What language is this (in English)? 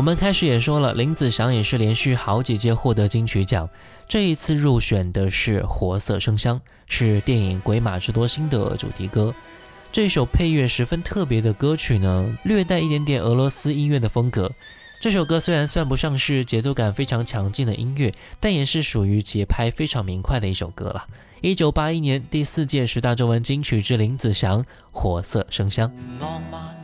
Chinese